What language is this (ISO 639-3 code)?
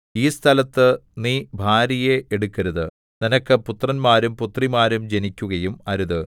mal